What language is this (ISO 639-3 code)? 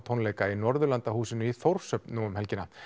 isl